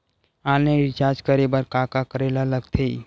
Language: Chhattisgarhi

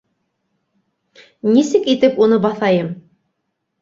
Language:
Bashkir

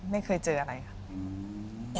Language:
Thai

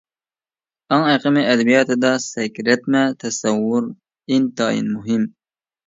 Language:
Uyghur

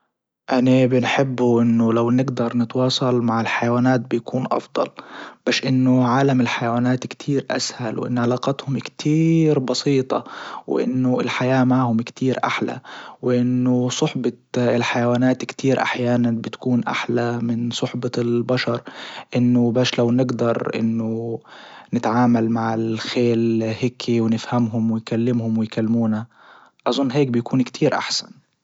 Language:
Libyan Arabic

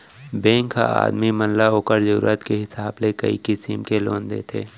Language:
Chhattisgarhi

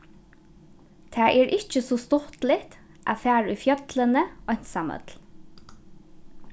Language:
Faroese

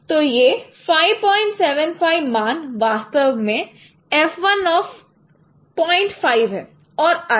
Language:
Hindi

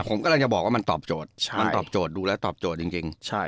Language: Thai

